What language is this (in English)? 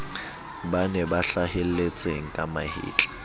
Southern Sotho